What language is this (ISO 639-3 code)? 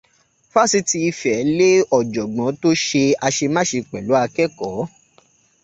yor